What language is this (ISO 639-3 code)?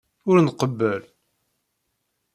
kab